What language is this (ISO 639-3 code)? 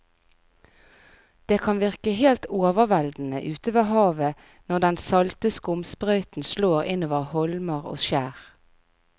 nor